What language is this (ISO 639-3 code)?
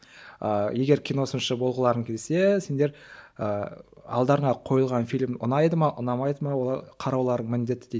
kaz